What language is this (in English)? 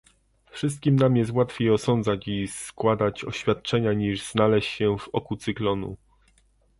Polish